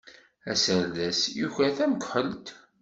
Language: Kabyle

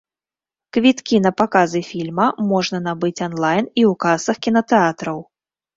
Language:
Belarusian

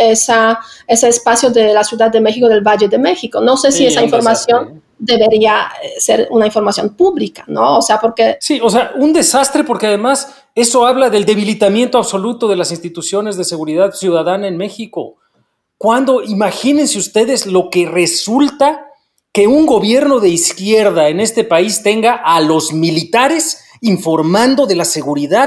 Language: Spanish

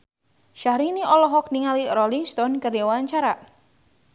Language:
Sundanese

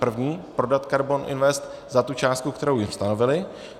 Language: Czech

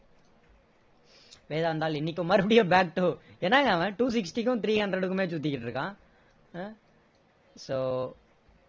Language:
Tamil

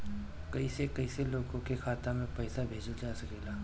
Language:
Bhojpuri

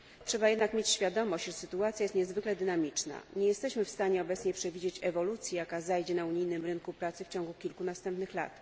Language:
Polish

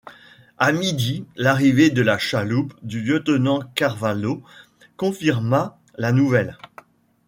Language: French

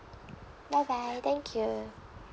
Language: English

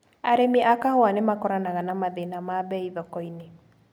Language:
Kikuyu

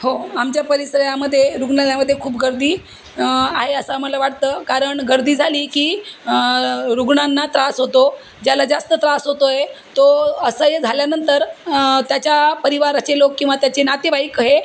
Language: Marathi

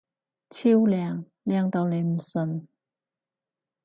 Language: Cantonese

